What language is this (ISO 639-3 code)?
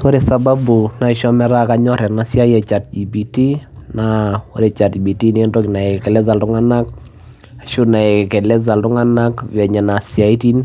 mas